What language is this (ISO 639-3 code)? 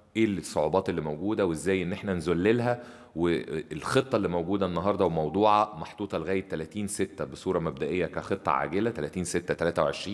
ara